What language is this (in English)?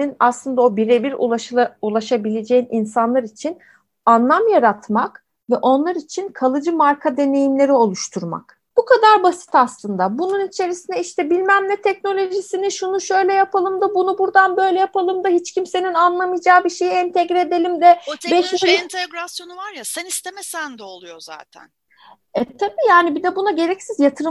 Turkish